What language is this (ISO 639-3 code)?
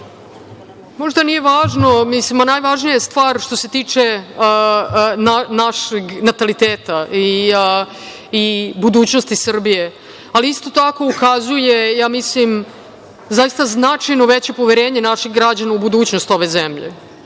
srp